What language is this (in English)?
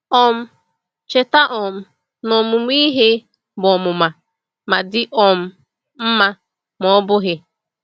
Igbo